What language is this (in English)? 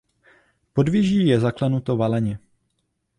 Czech